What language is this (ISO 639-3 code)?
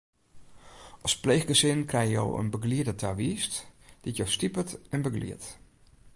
fry